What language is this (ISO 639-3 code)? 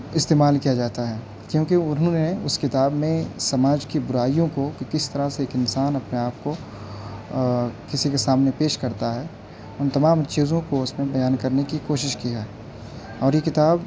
urd